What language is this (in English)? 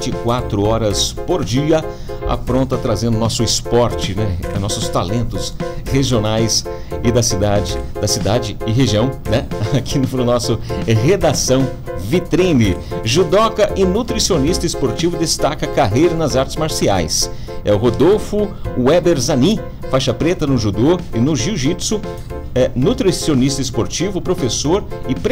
Portuguese